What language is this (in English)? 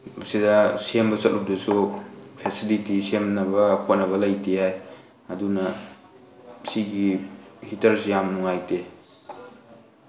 Manipuri